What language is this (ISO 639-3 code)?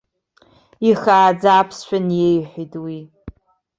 abk